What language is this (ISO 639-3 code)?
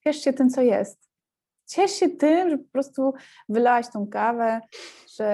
pol